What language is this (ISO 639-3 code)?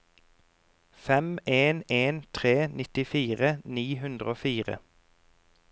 nor